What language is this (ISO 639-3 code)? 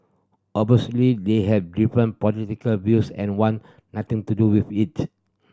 eng